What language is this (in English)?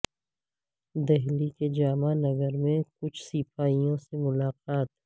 Urdu